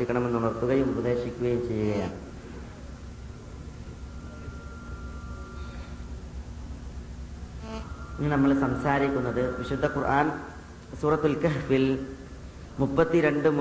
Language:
Malayalam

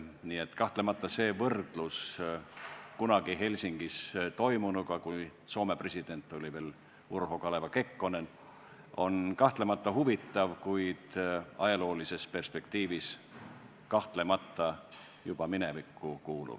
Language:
Estonian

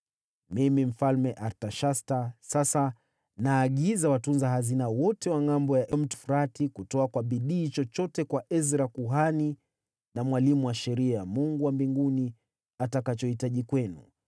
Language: Swahili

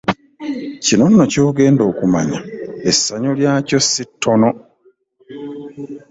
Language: Ganda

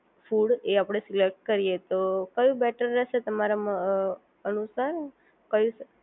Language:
Gujarati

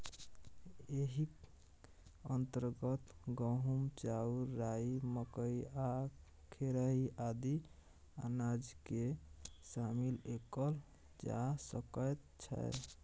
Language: Maithili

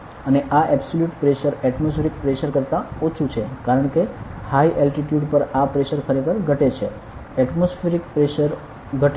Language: Gujarati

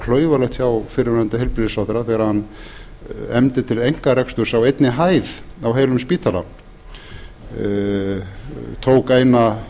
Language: Icelandic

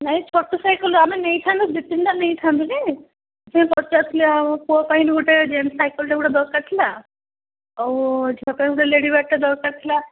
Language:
Odia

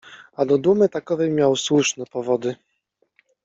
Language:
Polish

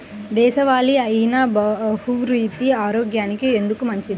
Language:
Telugu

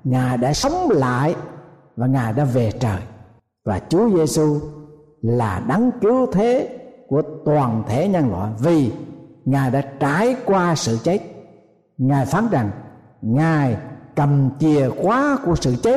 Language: Vietnamese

